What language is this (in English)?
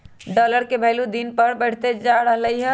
Magahi